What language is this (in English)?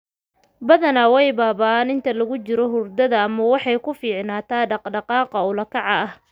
Somali